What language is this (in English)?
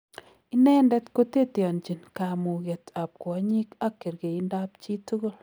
Kalenjin